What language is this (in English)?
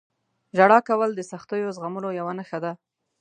Pashto